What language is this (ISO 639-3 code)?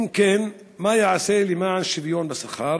heb